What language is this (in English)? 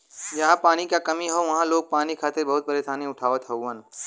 Bhojpuri